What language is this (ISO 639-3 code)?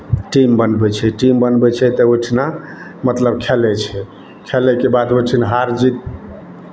mai